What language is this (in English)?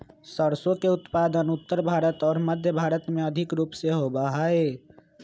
Magahi